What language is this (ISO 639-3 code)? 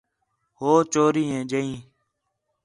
xhe